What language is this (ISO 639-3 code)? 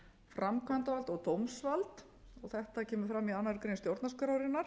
isl